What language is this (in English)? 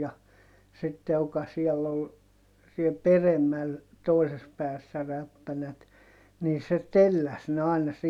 Finnish